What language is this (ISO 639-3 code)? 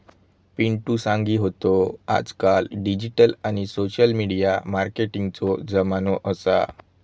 mar